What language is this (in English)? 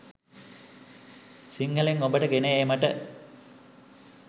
Sinhala